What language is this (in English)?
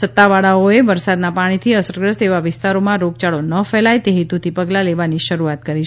Gujarati